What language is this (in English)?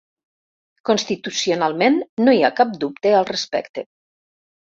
Catalan